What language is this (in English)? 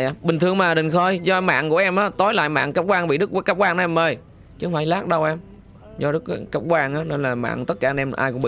Vietnamese